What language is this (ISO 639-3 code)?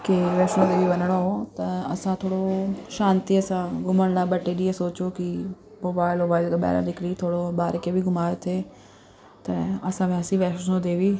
snd